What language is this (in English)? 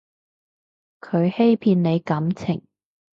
Cantonese